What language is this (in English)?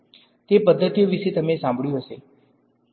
Gujarati